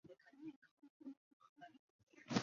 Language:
Chinese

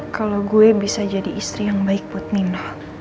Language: Indonesian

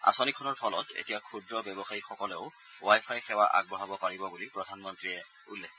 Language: Assamese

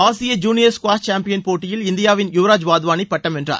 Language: Tamil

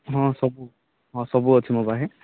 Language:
Odia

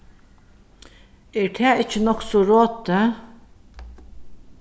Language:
Faroese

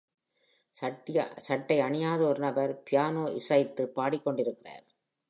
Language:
Tamil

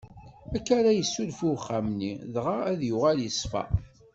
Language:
Kabyle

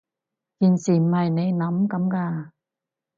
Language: Cantonese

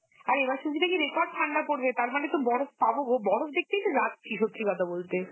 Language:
Bangla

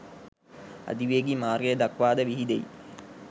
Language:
Sinhala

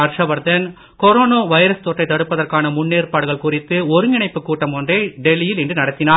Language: Tamil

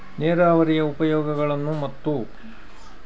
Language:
Kannada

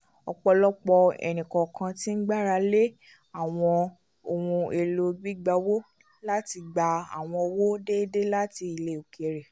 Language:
Yoruba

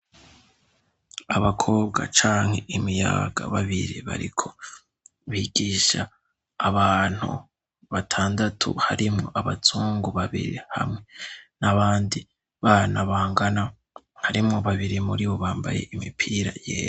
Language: Rundi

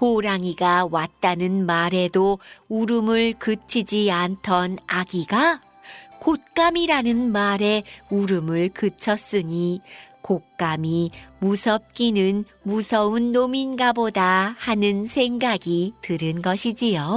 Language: Korean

